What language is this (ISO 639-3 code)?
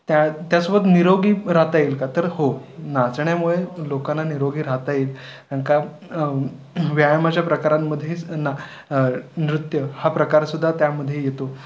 mar